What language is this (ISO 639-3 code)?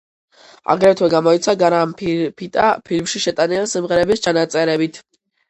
kat